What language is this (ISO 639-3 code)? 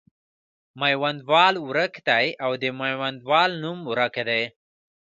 pus